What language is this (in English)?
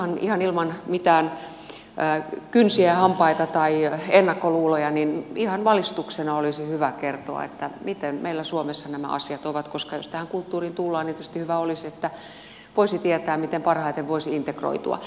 Finnish